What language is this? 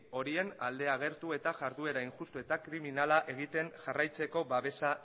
Basque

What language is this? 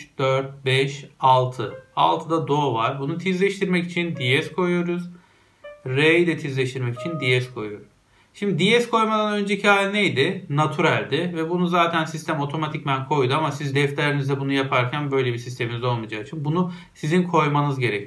Turkish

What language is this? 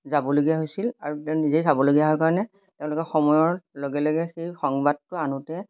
Assamese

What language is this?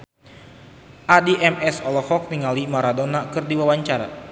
Sundanese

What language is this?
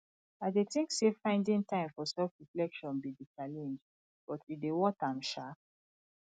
Nigerian Pidgin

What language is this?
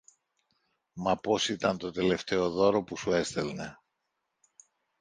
Greek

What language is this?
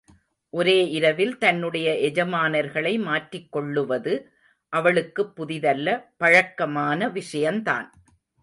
Tamil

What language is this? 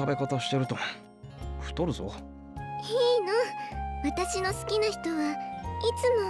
Japanese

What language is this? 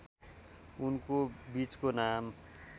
Nepali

